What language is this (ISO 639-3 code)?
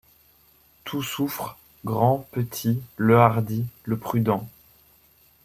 fra